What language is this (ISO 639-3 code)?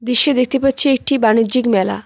ben